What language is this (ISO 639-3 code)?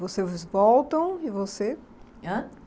por